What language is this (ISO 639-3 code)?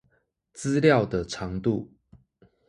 zho